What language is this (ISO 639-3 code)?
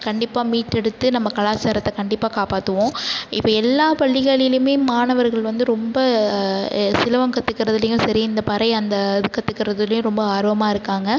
tam